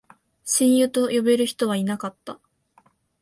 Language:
Japanese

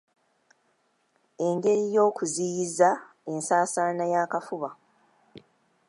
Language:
Ganda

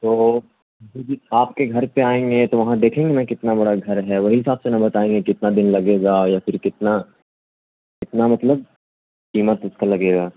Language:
Urdu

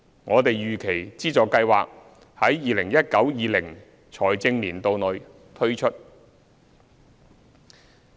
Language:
Cantonese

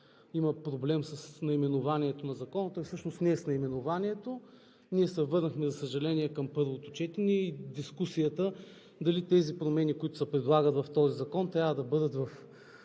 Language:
Bulgarian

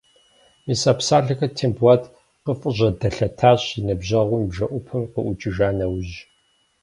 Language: Kabardian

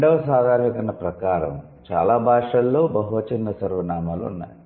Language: Telugu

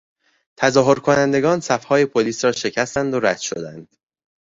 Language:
Persian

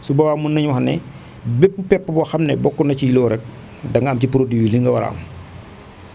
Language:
Wolof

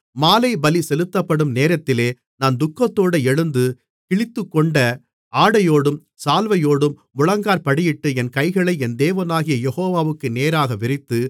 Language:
Tamil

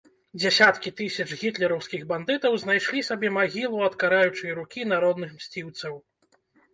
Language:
Belarusian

